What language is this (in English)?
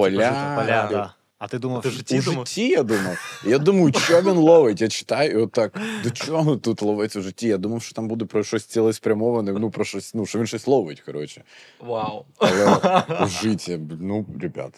Ukrainian